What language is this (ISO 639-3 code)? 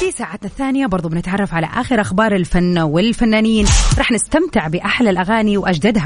ara